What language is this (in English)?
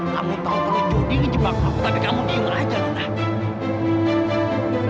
Indonesian